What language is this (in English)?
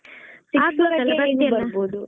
Kannada